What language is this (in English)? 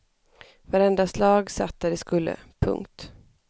Swedish